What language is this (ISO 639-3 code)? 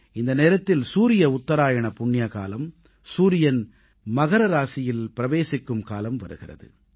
tam